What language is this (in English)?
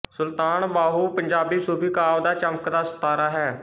Punjabi